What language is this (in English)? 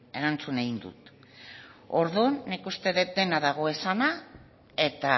Basque